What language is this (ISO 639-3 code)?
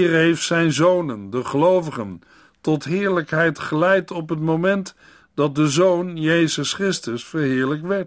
nld